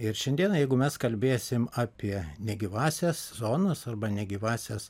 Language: Lithuanian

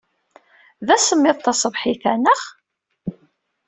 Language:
Kabyle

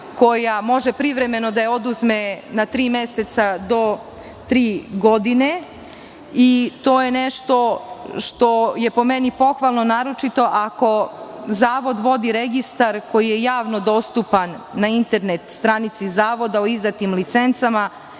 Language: Serbian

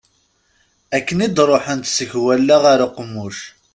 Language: Kabyle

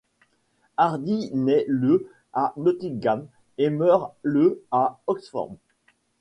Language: French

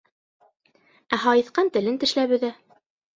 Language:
Bashkir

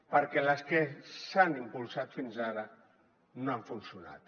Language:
Catalan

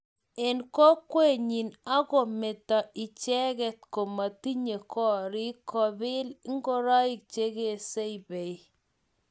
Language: Kalenjin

